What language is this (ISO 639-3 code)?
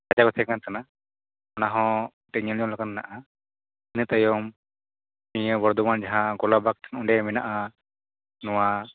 sat